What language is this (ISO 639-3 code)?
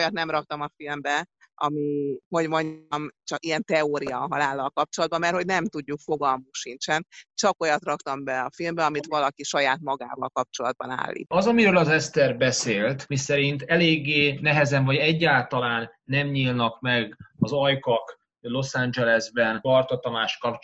hun